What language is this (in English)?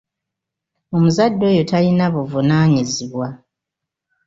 Ganda